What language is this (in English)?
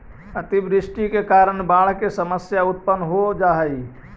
Magahi